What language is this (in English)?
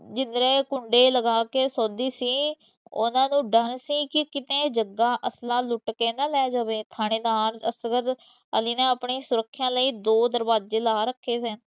Punjabi